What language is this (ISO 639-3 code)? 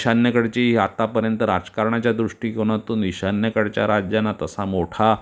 mar